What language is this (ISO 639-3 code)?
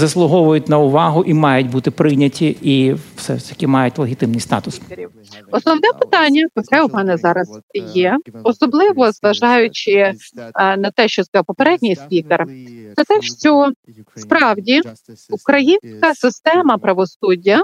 ukr